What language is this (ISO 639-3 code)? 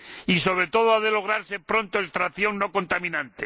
spa